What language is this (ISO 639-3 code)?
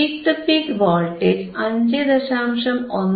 mal